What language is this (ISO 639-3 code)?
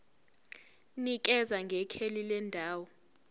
zul